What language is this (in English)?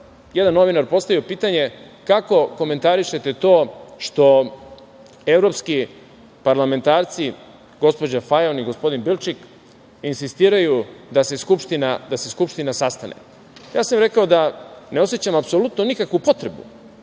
Serbian